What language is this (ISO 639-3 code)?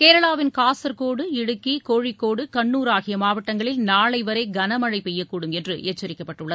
tam